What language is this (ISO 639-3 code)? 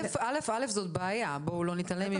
heb